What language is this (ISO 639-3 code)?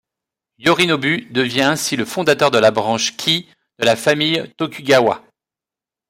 fra